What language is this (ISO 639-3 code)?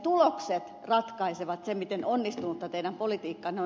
fin